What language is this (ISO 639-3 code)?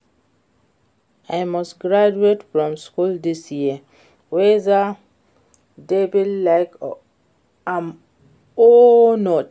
pcm